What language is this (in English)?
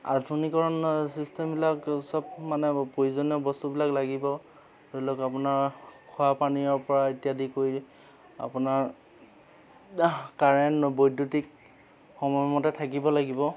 Assamese